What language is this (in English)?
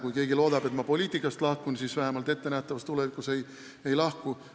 Estonian